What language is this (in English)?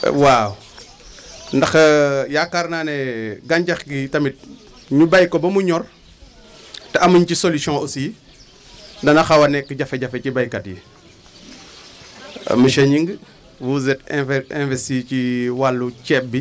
Wolof